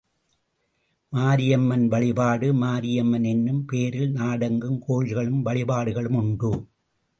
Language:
Tamil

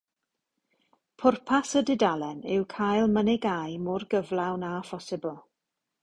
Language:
Welsh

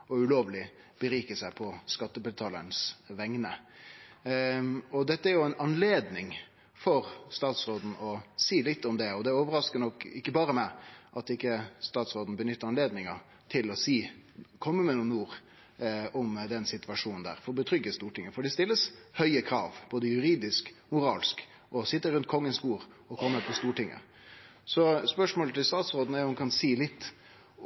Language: Norwegian Nynorsk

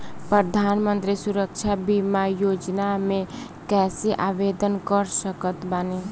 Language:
Bhojpuri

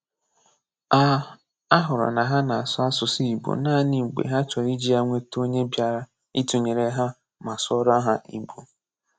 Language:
Igbo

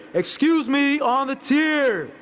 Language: English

